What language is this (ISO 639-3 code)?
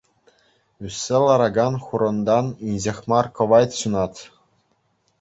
chv